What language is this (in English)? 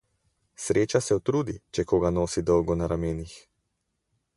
Slovenian